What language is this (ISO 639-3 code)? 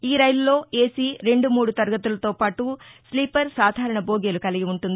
tel